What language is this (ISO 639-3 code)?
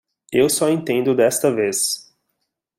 por